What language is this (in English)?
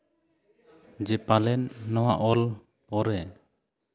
Santali